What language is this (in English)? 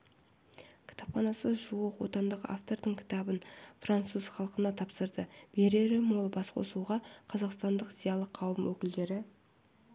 Kazakh